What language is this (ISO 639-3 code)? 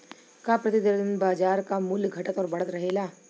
bho